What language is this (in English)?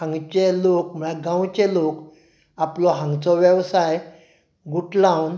Konkani